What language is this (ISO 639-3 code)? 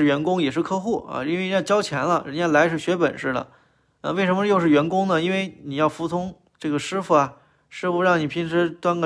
zho